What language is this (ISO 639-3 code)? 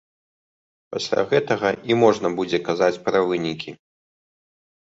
bel